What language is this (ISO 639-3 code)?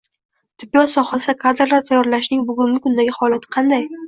uzb